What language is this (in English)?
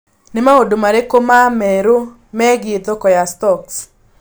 Kikuyu